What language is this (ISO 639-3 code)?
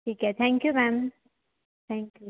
hin